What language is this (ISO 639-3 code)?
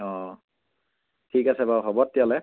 asm